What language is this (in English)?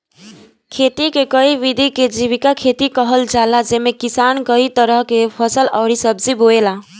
Bhojpuri